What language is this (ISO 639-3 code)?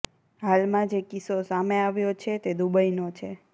guj